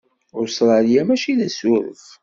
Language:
Kabyle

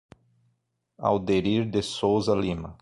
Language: Portuguese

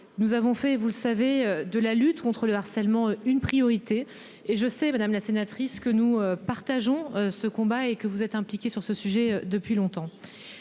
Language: French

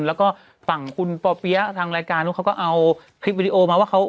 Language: Thai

